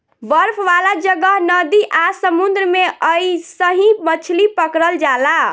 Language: Bhojpuri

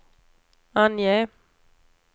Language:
Swedish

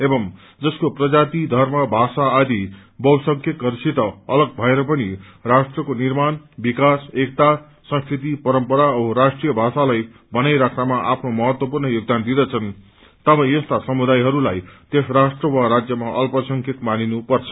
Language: Nepali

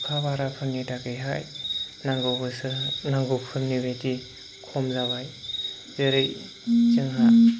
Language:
Bodo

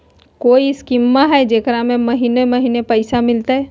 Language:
Magahi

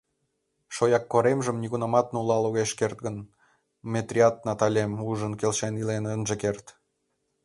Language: Mari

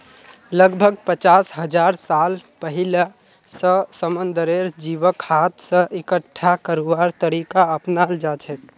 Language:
Magahi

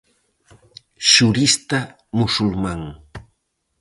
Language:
Galician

